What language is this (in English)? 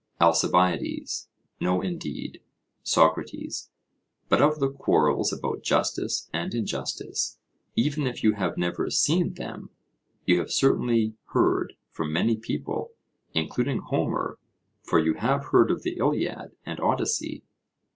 English